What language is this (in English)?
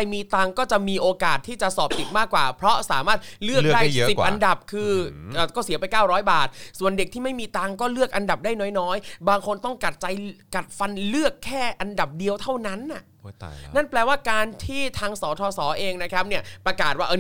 Thai